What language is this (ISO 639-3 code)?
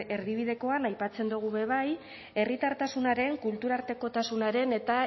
eus